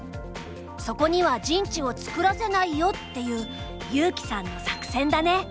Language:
Japanese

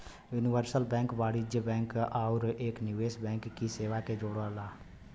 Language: Bhojpuri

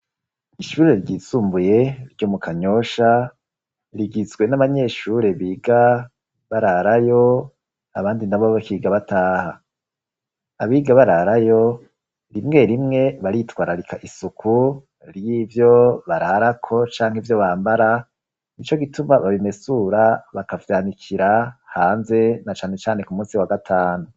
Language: Rundi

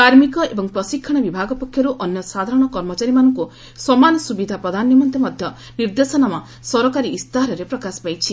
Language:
Odia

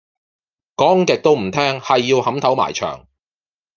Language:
Cantonese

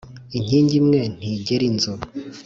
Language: Kinyarwanda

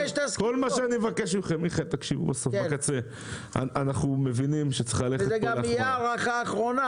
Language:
Hebrew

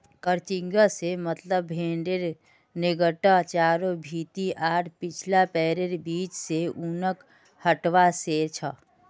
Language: Magahi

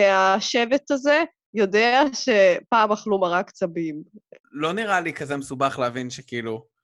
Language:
Hebrew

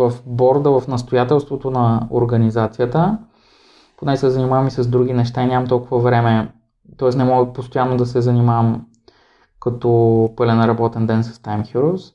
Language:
Bulgarian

